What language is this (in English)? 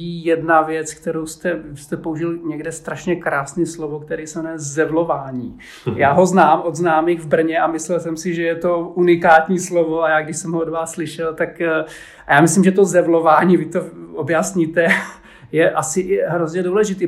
Czech